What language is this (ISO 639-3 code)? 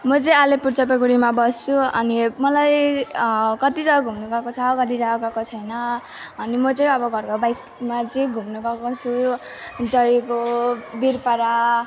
nep